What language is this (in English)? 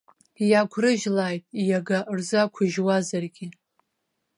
Abkhazian